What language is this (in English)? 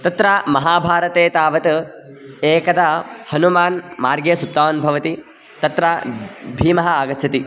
Sanskrit